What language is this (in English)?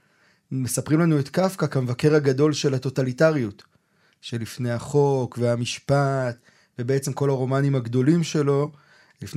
Hebrew